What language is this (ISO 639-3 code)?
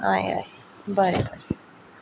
kok